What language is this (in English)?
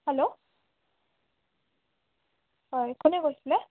Assamese